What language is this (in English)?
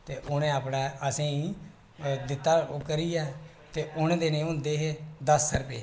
Dogri